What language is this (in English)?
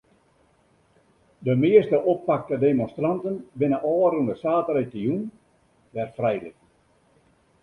Western Frisian